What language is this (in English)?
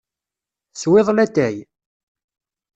Kabyle